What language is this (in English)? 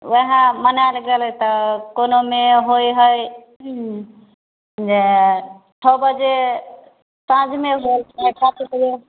Maithili